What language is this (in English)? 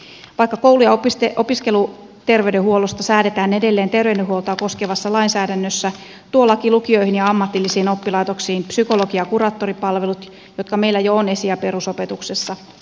Finnish